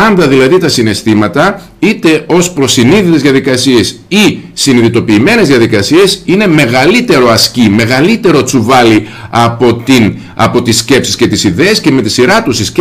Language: Greek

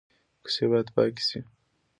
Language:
Pashto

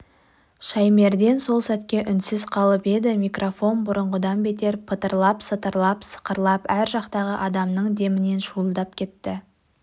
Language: Kazakh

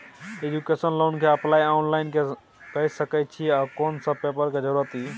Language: Maithili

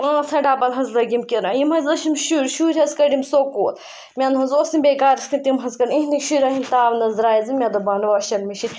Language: Kashmiri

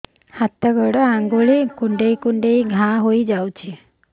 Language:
Odia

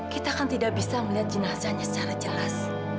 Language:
Indonesian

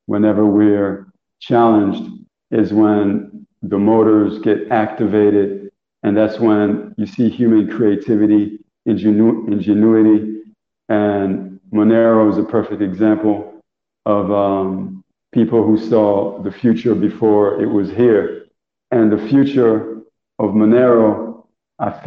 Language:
English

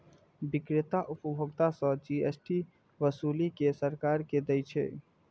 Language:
Maithili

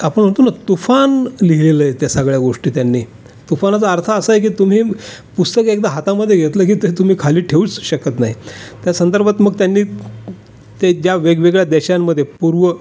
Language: Marathi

